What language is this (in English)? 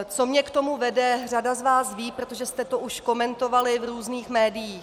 Czech